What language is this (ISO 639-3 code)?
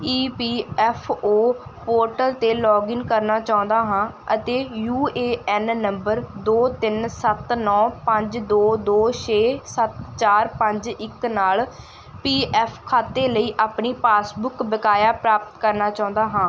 pan